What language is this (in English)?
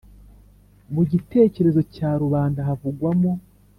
Kinyarwanda